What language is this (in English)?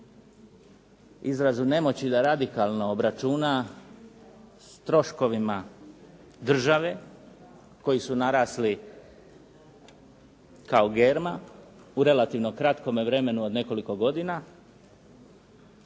Croatian